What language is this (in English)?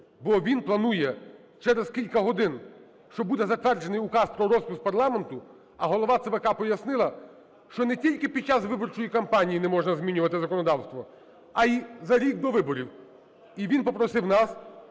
Ukrainian